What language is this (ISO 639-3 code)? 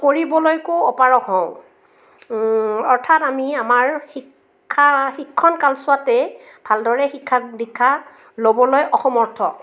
asm